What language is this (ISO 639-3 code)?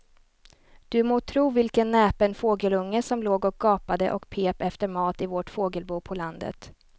swe